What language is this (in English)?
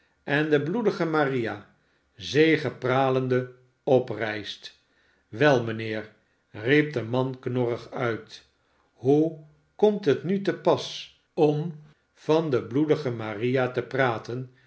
Dutch